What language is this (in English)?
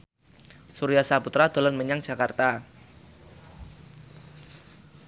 Javanese